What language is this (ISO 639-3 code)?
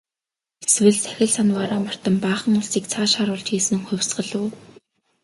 mon